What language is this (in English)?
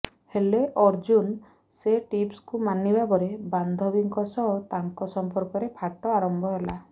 Odia